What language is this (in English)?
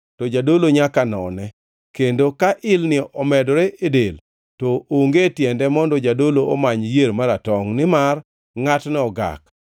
Luo (Kenya and Tanzania)